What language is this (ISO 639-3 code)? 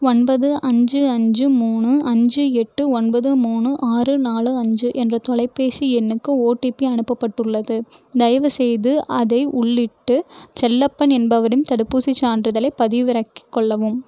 tam